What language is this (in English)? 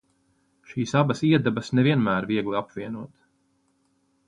Latvian